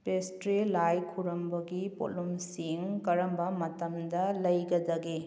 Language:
Manipuri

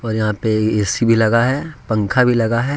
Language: Hindi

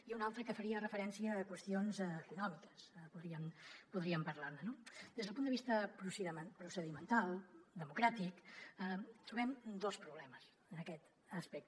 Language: Catalan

